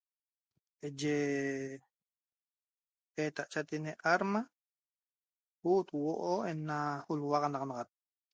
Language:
Toba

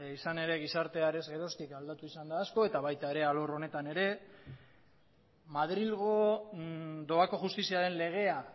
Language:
Basque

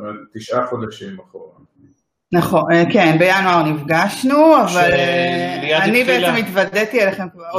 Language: Hebrew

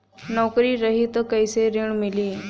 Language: Bhojpuri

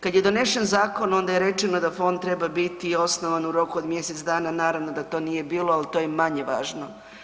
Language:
Croatian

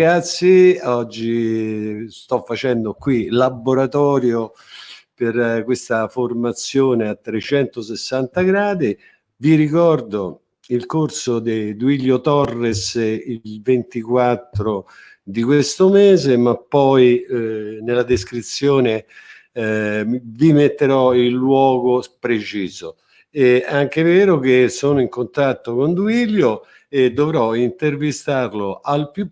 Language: Italian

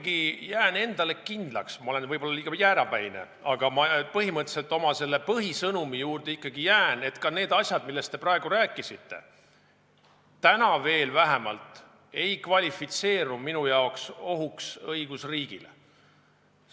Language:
Estonian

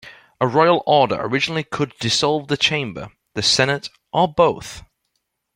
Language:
English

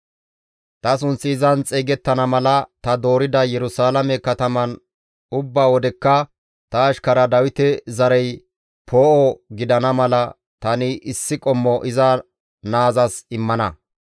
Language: Gamo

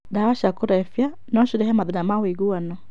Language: Kikuyu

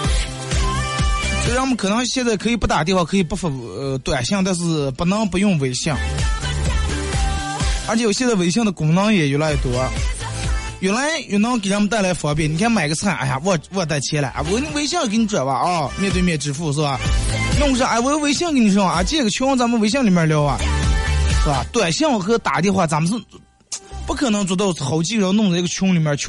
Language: Chinese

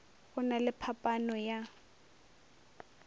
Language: Northern Sotho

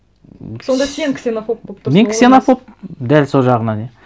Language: Kazakh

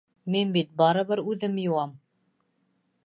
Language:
Bashkir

